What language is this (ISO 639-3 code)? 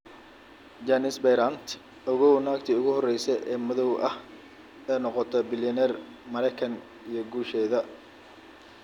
som